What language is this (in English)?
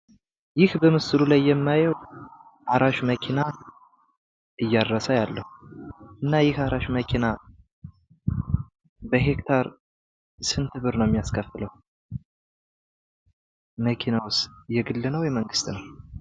Amharic